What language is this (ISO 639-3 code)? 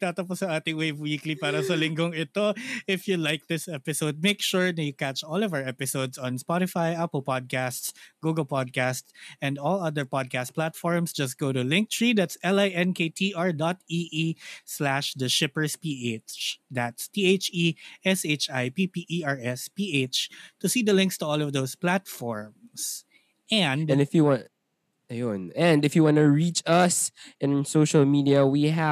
fil